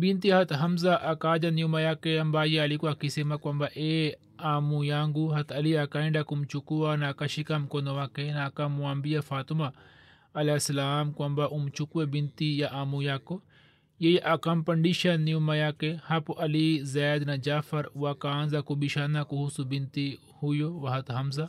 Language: Swahili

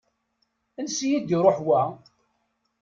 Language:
Kabyle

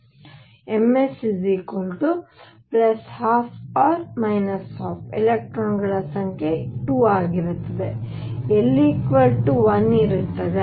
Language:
Kannada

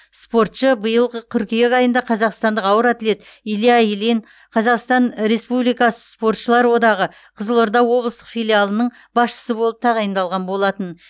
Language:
Kazakh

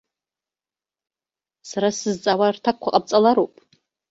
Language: Abkhazian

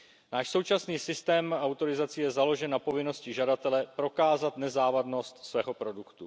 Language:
Czech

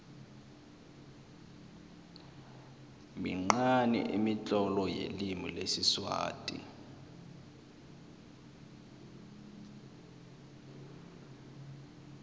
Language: South Ndebele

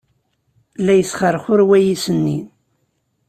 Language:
Kabyle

